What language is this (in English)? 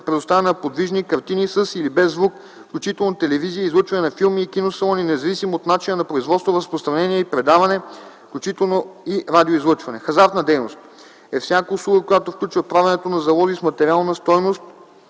Bulgarian